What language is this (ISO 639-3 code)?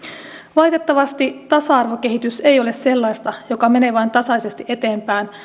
fin